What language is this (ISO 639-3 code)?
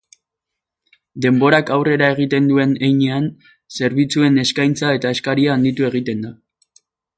eus